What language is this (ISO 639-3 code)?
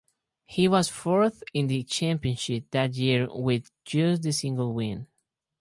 eng